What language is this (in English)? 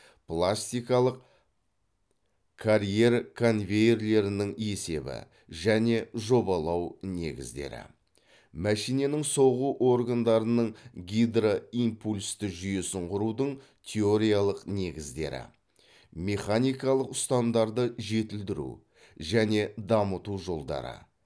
Kazakh